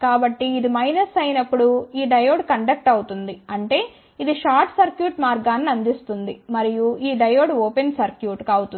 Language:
Telugu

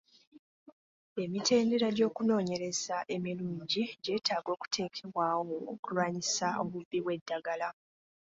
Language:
Ganda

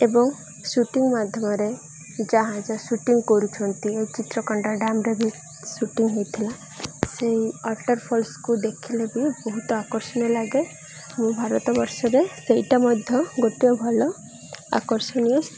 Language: Odia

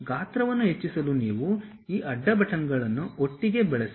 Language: Kannada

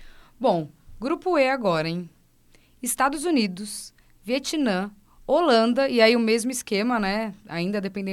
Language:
Portuguese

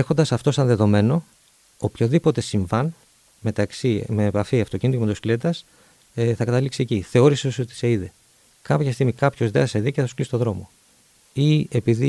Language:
Greek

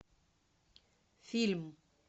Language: Russian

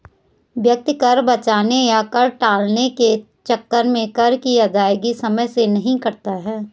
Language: Hindi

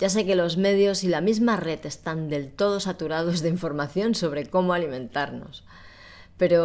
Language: Spanish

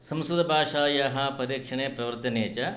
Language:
Sanskrit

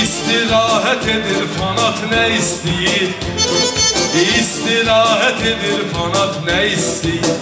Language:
Turkish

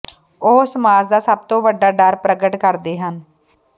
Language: Punjabi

